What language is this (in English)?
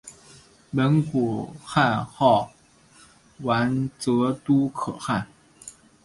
Chinese